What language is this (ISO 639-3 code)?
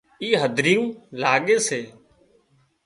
kxp